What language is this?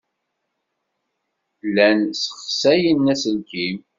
Kabyle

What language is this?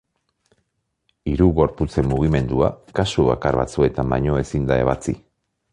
Basque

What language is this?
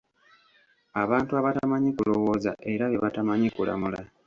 Ganda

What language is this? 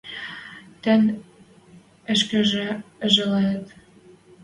Western Mari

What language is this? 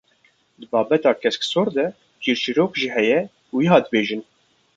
Kurdish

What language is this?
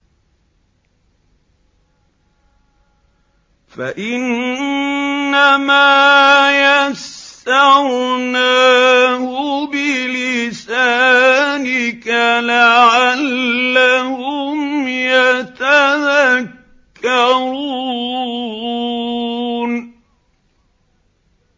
Arabic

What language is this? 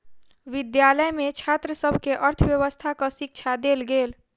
Maithili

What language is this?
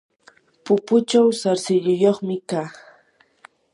Yanahuanca Pasco Quechua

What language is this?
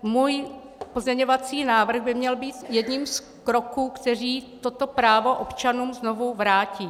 Czech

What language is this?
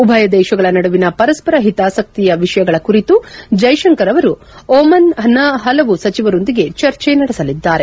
Kannada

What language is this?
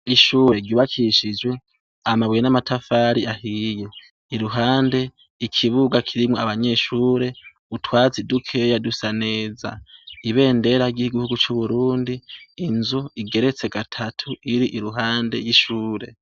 Rundi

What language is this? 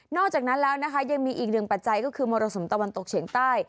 Thai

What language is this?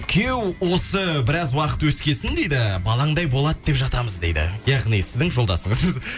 Kazakh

